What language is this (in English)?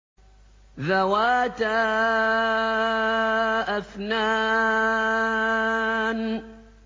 Arabic